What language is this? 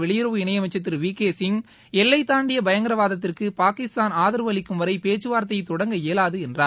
Tamil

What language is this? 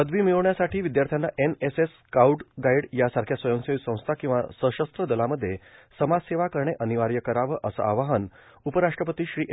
Marathi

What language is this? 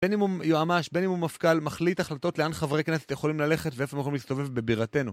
Hebrew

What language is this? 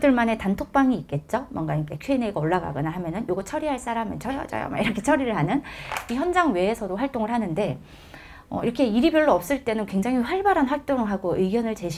Korean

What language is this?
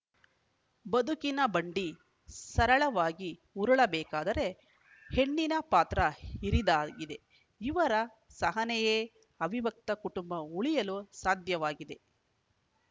Kannada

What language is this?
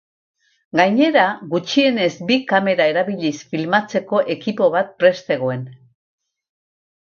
Basque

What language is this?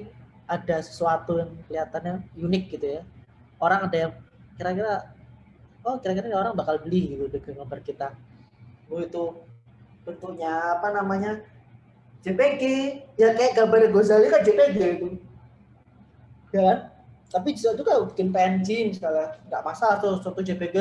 Indonesian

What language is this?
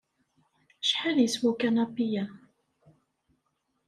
Kabyle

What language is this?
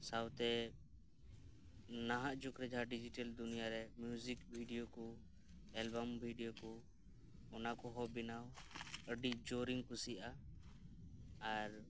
Santali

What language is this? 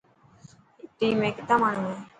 Dhatki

